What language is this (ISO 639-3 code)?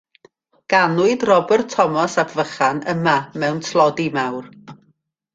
cym